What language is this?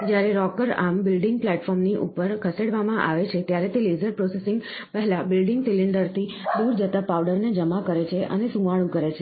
Gujarati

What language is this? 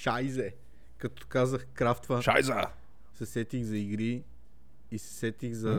Bulgarian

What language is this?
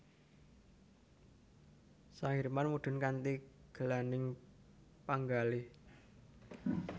Javanese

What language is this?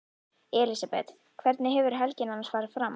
Icelandic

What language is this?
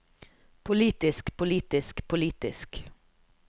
Norwegian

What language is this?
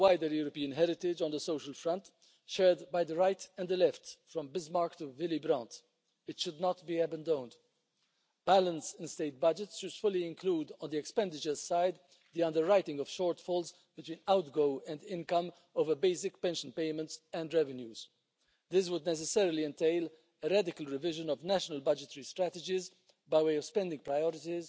Hungarian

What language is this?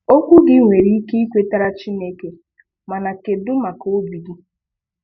Igbo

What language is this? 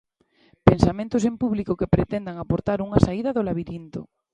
Galician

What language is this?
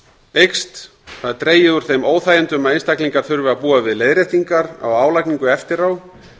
Icelandic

